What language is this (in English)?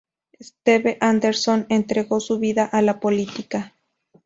Spanish